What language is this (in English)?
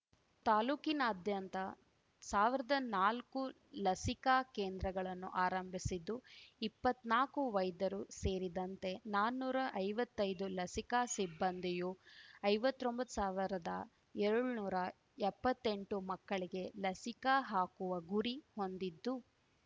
Kannada